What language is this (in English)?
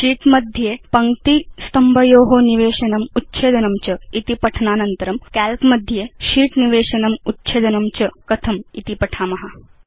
Sanskrit